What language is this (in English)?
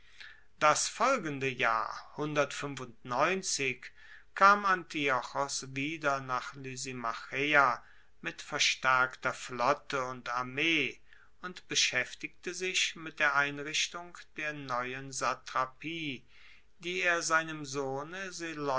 German